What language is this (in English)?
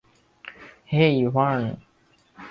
Bangla